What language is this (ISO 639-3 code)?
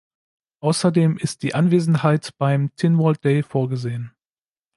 deu